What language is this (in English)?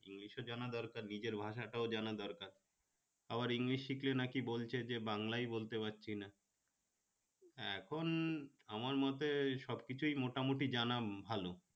Bangla